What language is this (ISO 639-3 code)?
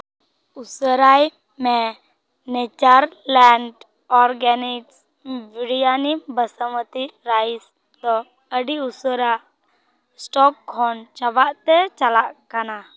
sat